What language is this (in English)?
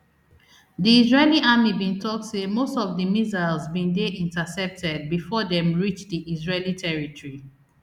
Nigerian Pidgin